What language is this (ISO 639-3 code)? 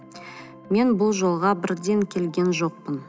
kaz